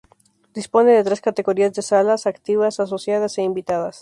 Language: Spanish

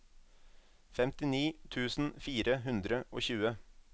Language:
Norwegian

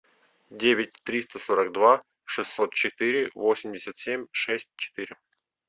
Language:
Russian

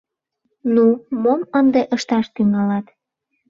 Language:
Mari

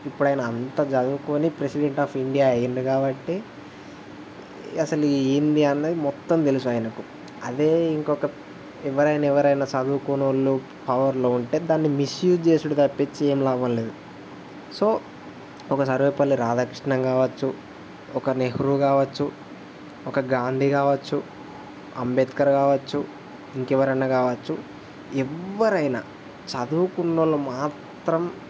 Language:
Telugu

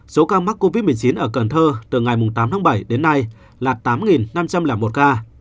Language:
Vietnamese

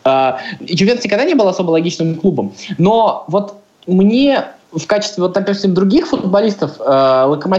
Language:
Russian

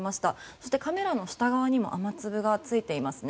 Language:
Japanese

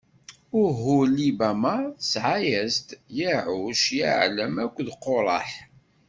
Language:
Kabyle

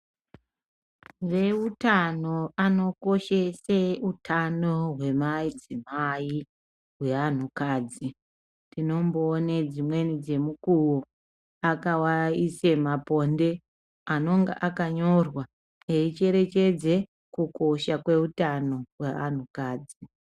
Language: Ndau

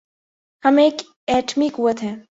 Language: Urdu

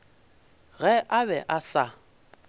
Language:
Northern Sotho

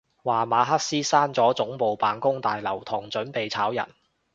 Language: Cantonese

